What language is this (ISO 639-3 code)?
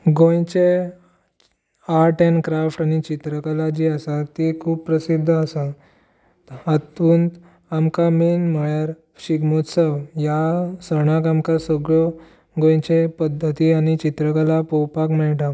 kok